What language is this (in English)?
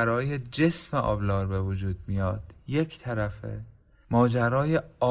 Persian